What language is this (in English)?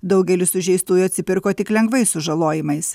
Lithuanian